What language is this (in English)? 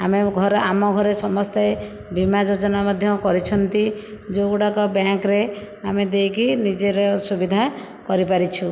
Odia